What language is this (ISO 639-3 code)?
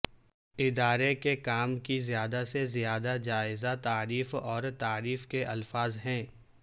urd